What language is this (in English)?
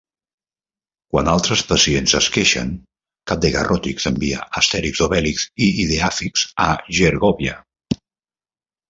Catalan